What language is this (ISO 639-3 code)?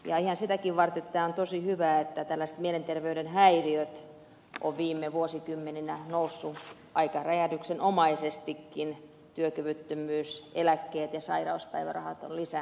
fin